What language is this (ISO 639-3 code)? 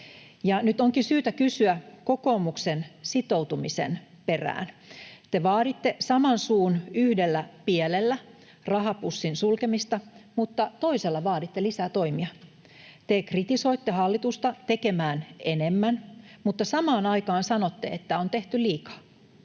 fin